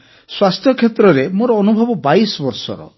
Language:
Odia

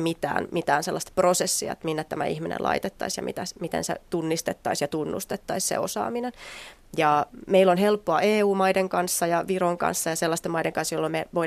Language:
Finnish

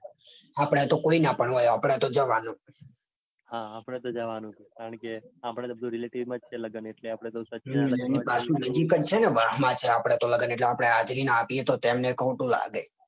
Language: Gujarati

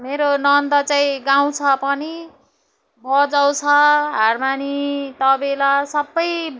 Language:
Nepali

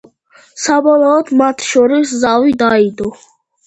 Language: Georgian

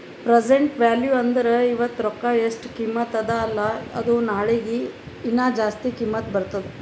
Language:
Kannada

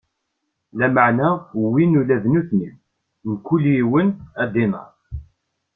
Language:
Kabyle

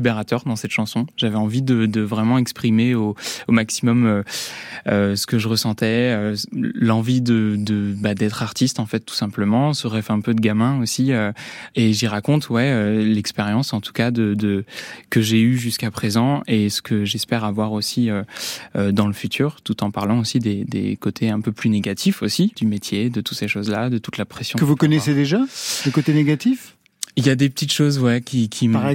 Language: French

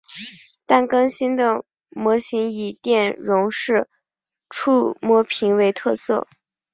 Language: Chinese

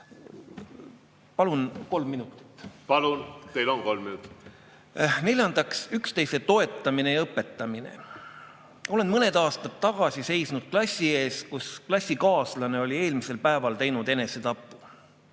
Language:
Estonian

